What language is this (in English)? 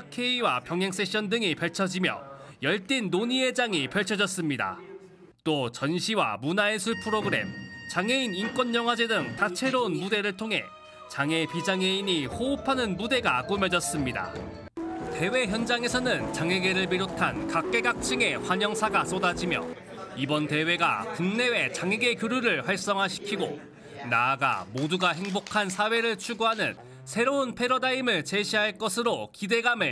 Korean